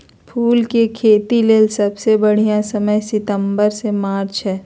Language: Magahi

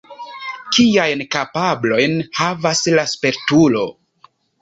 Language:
Esperanto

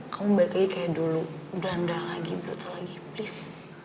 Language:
Indonesian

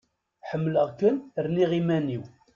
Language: Kabyle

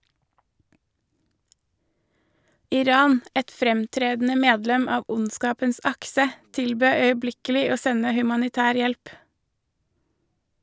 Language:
Norwegian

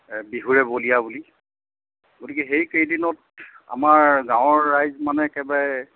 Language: Assamese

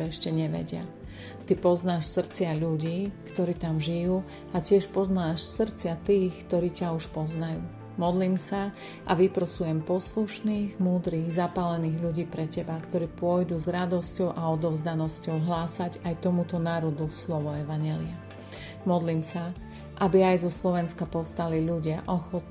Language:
Slovak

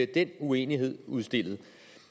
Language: Danish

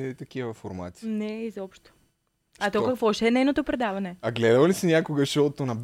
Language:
Bulgarian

